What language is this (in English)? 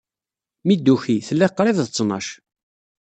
Kabyle